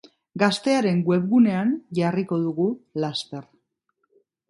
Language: Basque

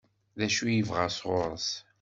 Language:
Kabyle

